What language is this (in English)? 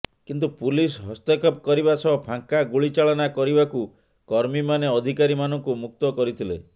Odia